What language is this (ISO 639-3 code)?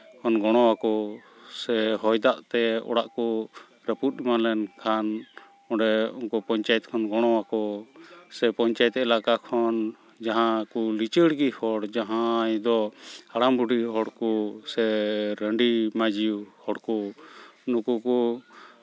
sat